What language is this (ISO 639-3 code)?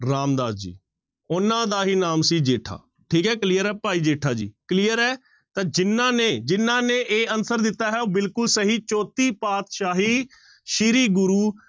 pan